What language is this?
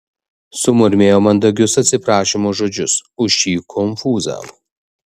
Lithuanian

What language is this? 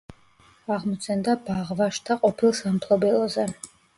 Georgian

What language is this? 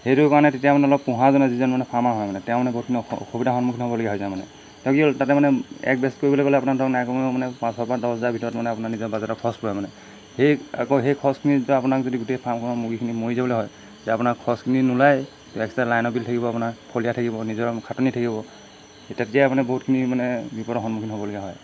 Assamese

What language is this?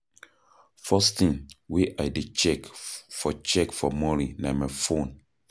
Nigerian Pidgin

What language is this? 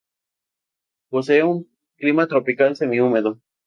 Spanish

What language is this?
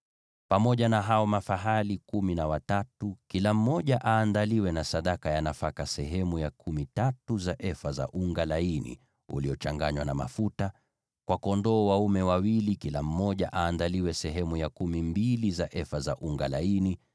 Swahili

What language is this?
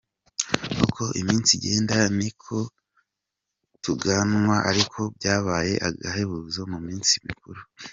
Kinyarwanda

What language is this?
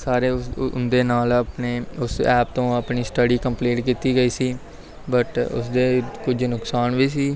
Punjabi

